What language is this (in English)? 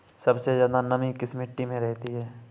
Hindi